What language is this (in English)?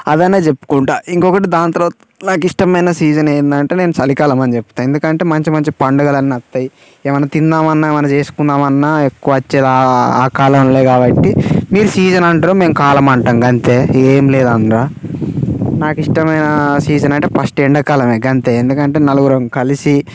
Telugu